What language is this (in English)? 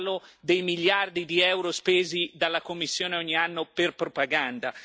Italian